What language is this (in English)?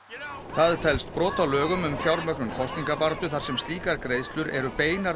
Icelandic